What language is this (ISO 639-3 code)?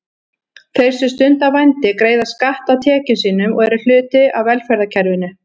isl